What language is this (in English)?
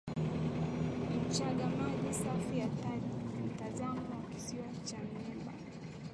Swahili